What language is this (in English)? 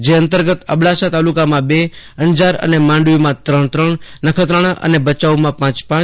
Gujarati